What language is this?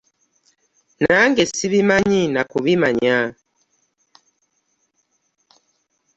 Ganda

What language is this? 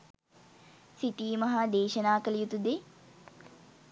Sinhala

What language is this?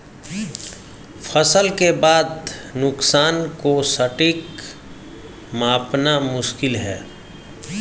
Hindi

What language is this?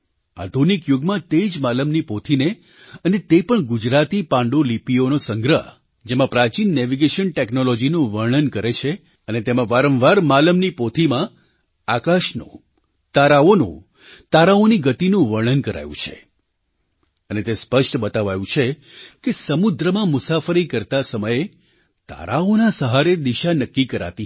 Gujarati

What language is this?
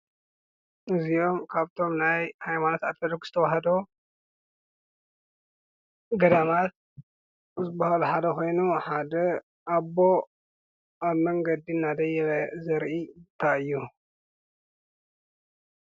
Tigrinya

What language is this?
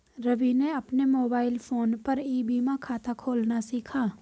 Hindi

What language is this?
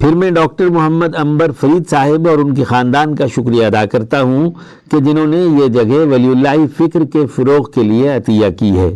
Urdu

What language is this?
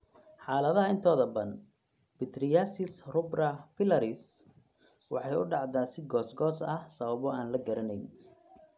Somali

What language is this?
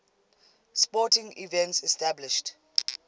English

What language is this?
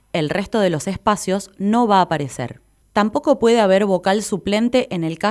Spanish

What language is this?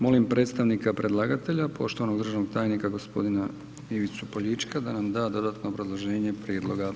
Croatian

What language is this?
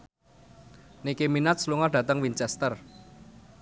Javanese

